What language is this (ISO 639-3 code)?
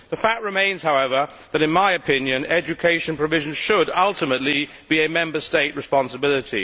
eng